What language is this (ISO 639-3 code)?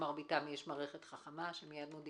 heb